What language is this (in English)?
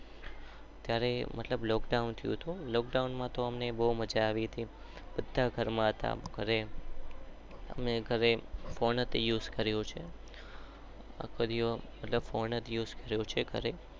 Gujarati